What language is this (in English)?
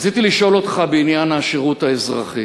Hebrew